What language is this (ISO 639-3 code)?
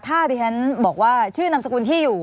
tha